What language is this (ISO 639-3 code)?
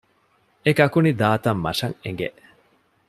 div